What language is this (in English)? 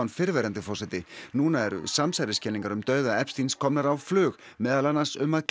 Icelandic